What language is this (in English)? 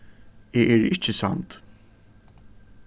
Faroese